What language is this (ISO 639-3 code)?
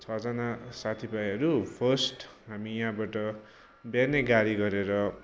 nep